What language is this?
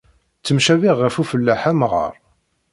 Kabyle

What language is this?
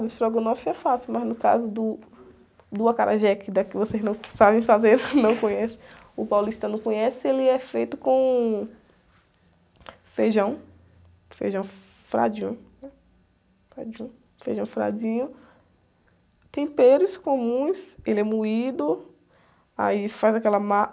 Portuguese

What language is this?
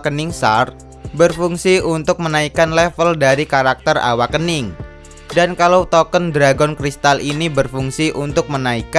Indonesian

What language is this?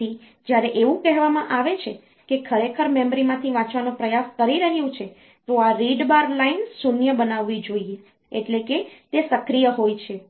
Gujarati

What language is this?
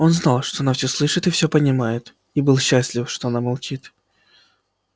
Russian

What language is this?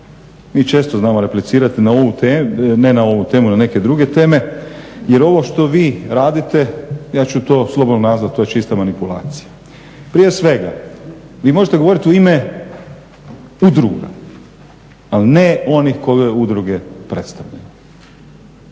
Croatian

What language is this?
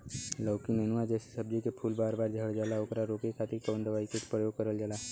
Bhojpuri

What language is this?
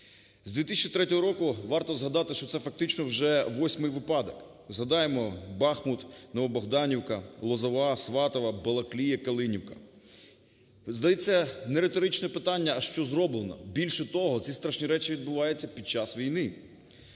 Ukrainian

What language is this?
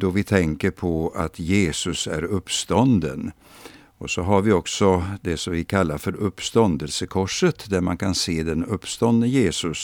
Swedish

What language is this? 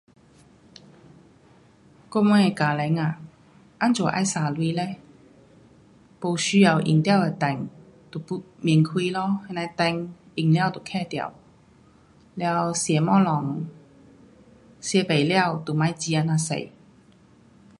Pu-Xian Chinese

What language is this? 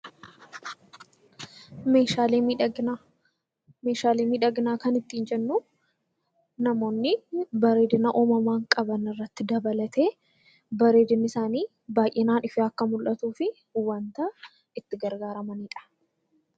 Oromo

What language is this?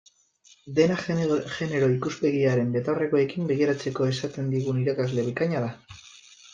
Basque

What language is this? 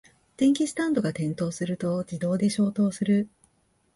Japanese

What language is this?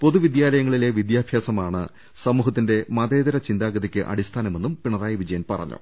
Malayalam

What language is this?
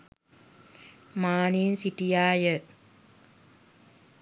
Sinhala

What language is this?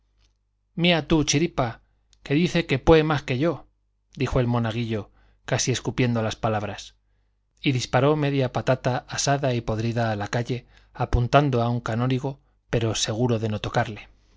Spanish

